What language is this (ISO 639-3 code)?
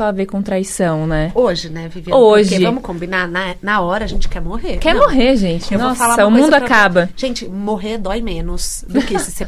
por